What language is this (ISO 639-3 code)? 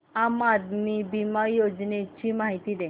mar